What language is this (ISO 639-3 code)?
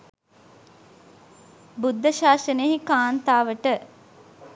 sin